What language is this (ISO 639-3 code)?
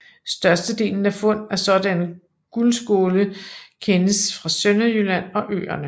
dan